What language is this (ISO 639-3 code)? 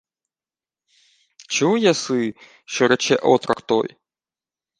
ukr